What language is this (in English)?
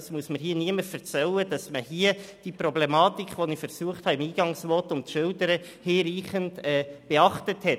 Swiss German